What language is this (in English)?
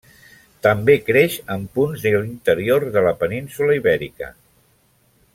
Catalan